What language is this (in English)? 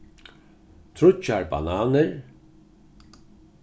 Faroese